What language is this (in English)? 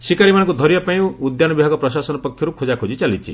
Odia